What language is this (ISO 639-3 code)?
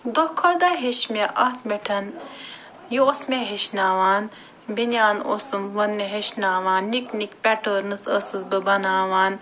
kas